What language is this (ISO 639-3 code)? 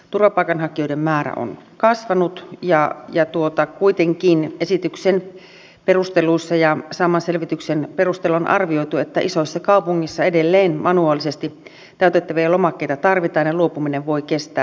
fin